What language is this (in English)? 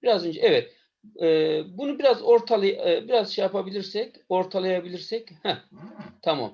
Turkish